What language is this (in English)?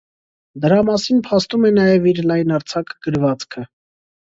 Armenian